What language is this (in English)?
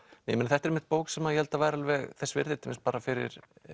Icelandic